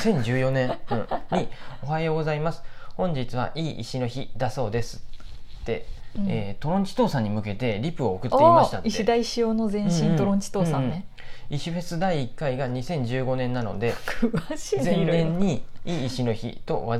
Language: Japanese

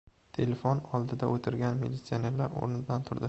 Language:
Uzbek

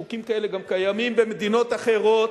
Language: Hebrew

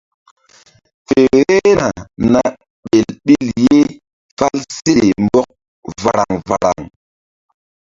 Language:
Mbum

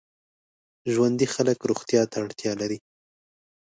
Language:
Pashto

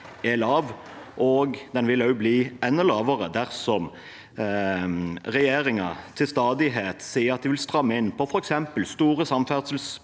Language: Norwegian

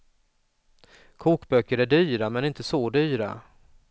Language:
Swedish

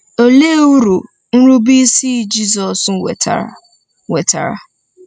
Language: Igbo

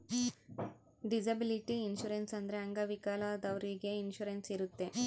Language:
Kannada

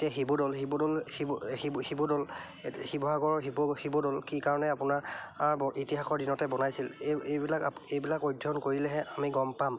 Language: Assamese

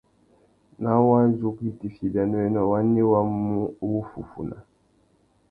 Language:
Tuki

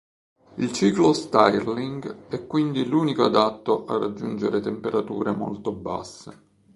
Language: Italian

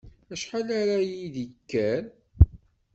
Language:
Kabyle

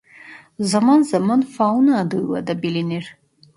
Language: Turkish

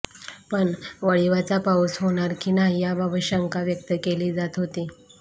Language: Marathi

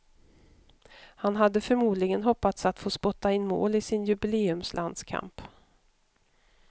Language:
Swedish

